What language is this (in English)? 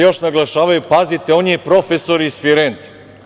Serbian